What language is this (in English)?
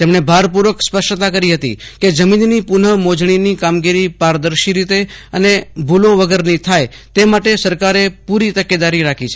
Gujarati